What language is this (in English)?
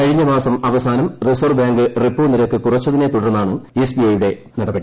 Malayalam